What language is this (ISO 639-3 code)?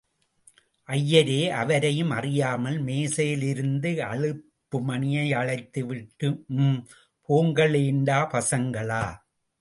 tam